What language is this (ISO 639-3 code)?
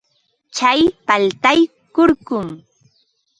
qva